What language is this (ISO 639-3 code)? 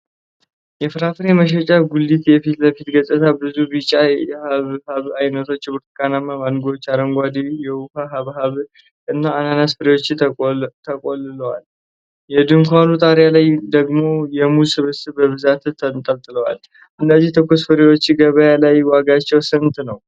amh